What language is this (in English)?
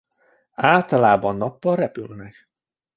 Hungarian